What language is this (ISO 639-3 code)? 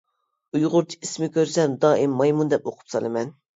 uig